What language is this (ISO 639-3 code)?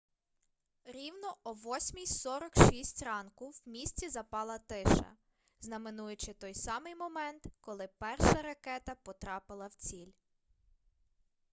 ukr